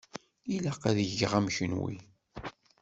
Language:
Kabyle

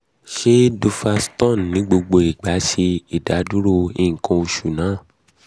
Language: Yoruba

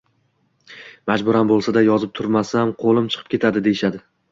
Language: Uzbek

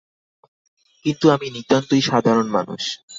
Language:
Bangla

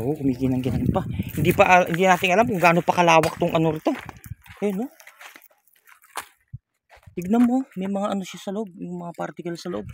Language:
Filipino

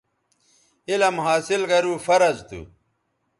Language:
Bateri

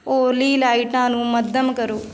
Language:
Punjabi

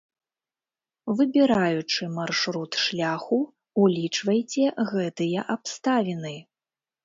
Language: Belarusian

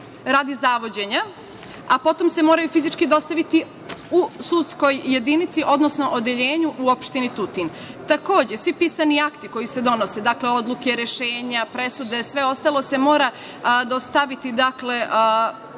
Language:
Serbian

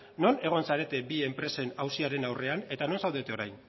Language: Basque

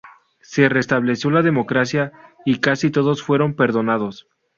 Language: Spanish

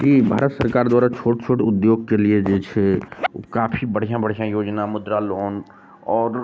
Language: Maithili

